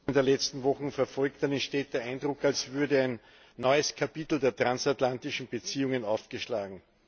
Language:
German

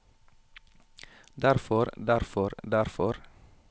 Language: Norwegian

